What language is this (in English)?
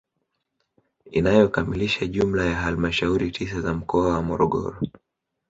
Swahili